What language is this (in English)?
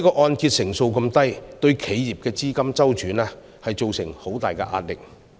Cantonese